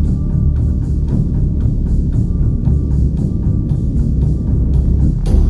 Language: Tamil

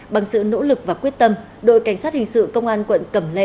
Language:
Vietnamese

